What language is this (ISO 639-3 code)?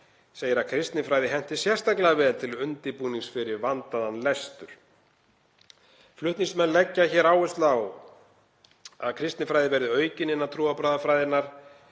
isl